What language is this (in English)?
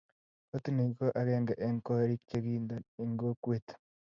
Kalenjin